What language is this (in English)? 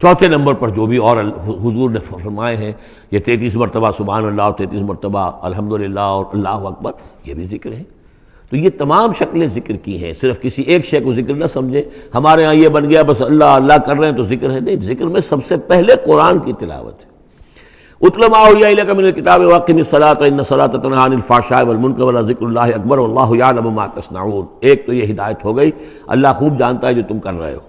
Arabic